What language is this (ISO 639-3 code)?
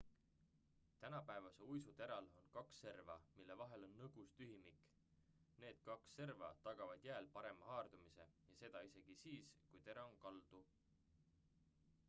est